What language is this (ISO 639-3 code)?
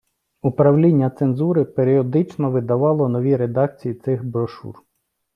ukr